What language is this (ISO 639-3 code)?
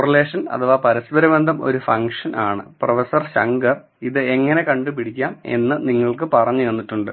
mal